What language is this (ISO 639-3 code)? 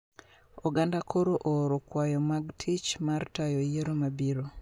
luo